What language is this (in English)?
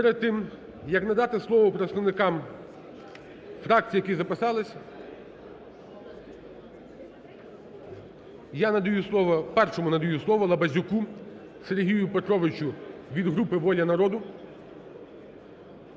Ukrainian